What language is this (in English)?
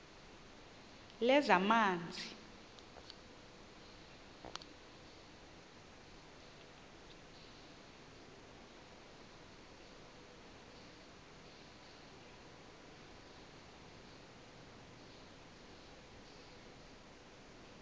Xhosa